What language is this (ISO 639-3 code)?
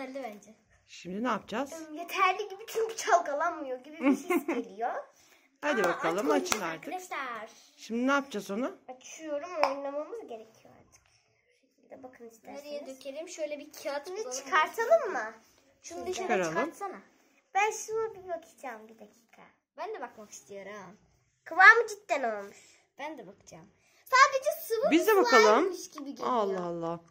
tur